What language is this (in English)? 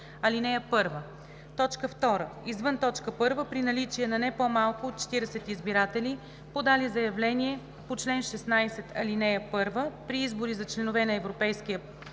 Bulgarian